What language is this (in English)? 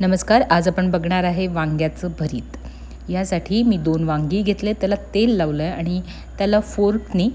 Marathi